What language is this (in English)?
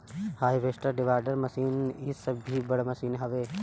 Bhojpuri